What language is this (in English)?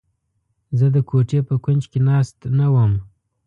Pashto